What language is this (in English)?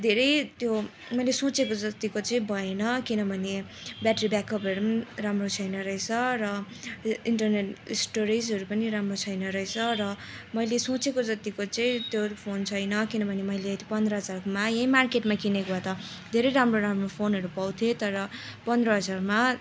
Nepali